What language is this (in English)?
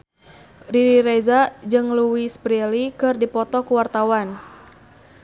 Sundanese